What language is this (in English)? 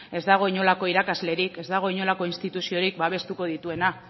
Basque